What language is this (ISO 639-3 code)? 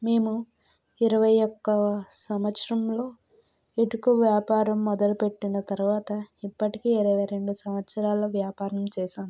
tel